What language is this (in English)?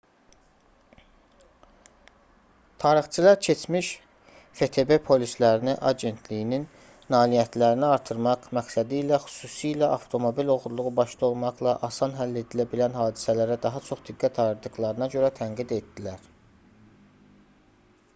Azerbaijani